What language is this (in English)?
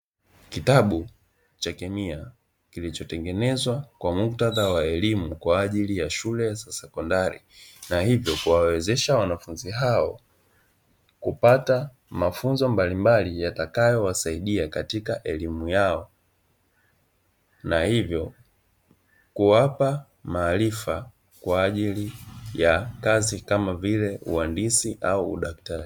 Swahili